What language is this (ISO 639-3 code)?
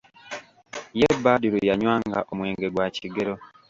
lug